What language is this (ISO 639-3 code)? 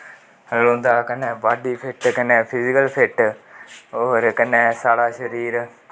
doi